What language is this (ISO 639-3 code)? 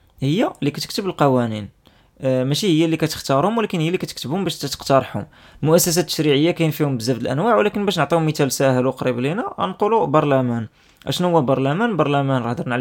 ara